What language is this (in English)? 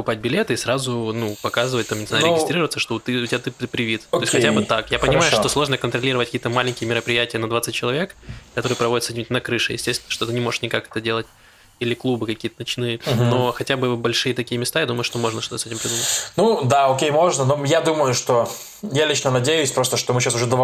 Russian